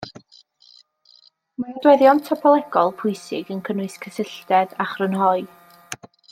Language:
Welsh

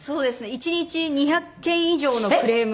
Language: Japanese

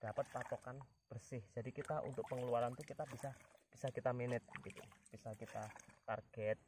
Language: Indonesian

